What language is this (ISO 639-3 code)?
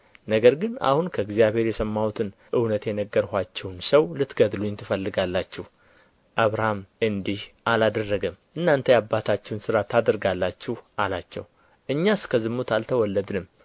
amh